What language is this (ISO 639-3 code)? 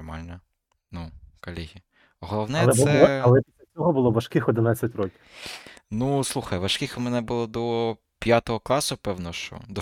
ukr